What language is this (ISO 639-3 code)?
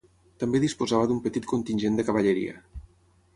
cat